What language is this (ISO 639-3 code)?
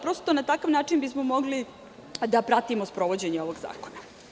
srp